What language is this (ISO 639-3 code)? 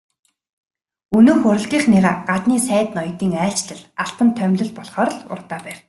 mon